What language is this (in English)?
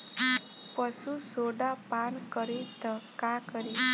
Bhojpuri